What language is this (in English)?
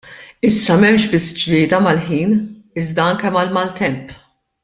Maltese